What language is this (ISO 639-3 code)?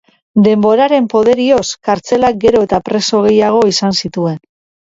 eus